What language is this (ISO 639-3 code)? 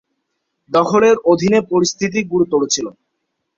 ben